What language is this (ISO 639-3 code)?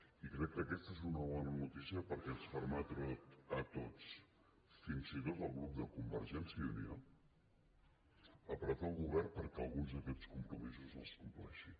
cat